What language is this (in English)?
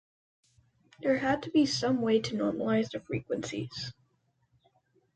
English